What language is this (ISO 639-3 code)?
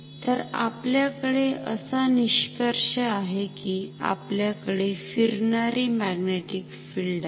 mar